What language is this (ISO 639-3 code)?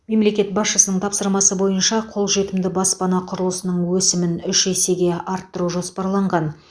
kaz